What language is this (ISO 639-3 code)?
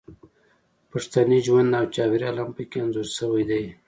pus